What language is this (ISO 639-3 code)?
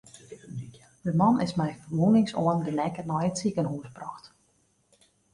fry